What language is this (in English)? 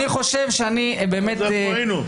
Hebrew